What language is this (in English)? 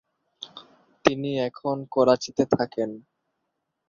Bangla